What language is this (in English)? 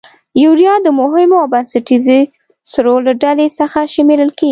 Pashto